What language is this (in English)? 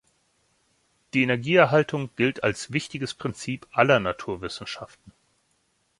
German